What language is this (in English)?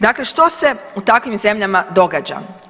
Croatian